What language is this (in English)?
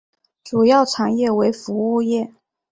Chinese